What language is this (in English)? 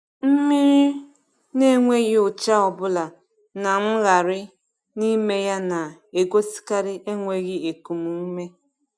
Igbo